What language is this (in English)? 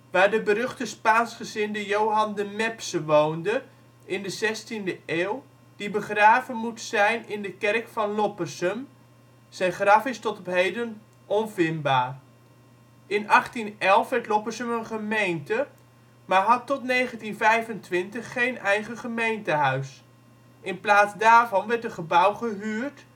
Dutch